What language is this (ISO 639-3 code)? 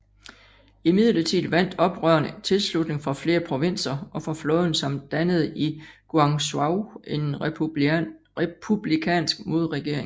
dan